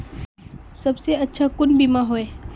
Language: Magahi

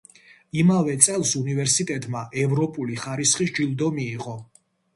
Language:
Georgian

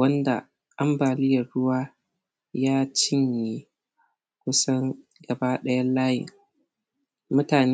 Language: Hausa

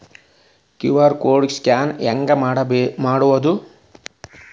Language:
Kannada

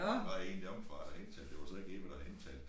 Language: Danish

